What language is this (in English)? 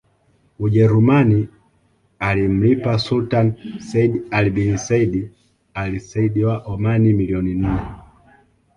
Swahili